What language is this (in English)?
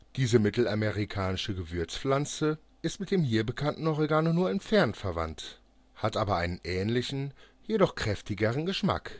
German